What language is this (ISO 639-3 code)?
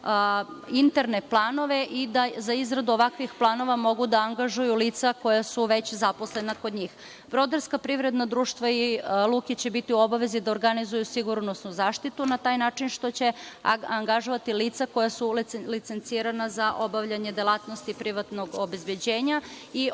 srp